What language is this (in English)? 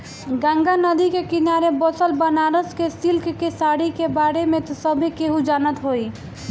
Bhojpuri